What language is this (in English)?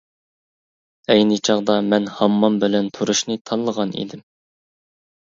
Uyghur